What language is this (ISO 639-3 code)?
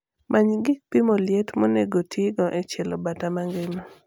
luo